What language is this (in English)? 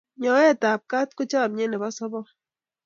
Kalenjin